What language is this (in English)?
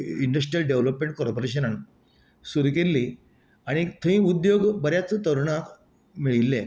Konkani